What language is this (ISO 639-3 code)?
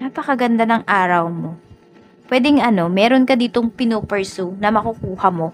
fil